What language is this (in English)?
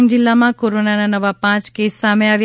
Gujarati